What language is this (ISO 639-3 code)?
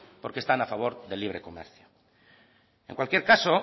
spa